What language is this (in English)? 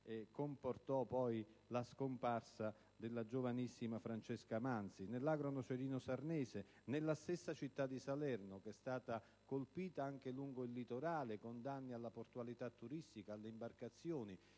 Italian